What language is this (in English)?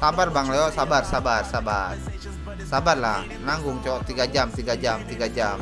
Indonesian